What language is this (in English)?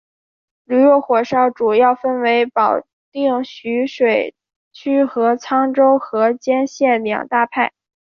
Chinese